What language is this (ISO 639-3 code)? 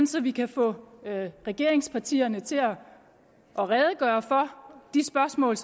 dan